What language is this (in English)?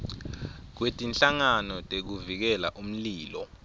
Swati